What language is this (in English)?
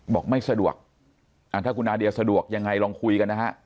Thai